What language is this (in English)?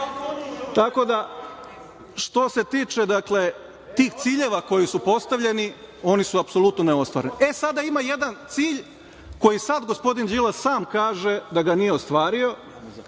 Serbian